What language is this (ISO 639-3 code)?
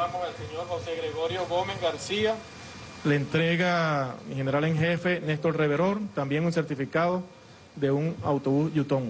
spa